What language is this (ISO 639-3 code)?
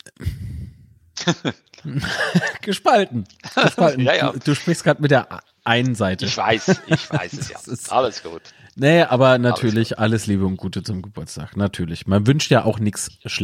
deu